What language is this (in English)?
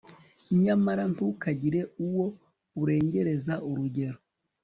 Kinyarwanda